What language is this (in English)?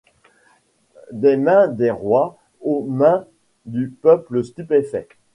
French